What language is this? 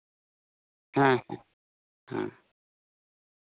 Santali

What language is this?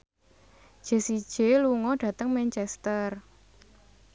Javanese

